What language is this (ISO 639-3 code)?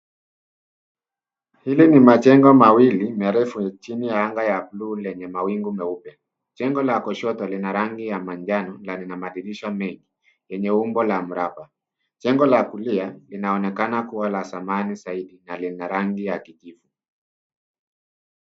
swa